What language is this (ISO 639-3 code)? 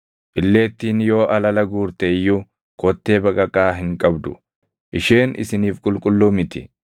orm